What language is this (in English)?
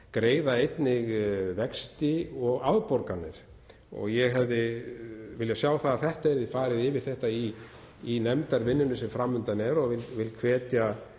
Icelandic